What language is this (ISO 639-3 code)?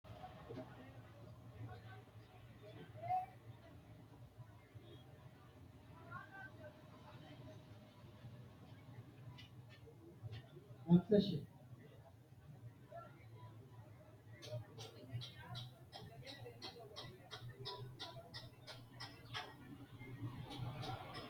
sid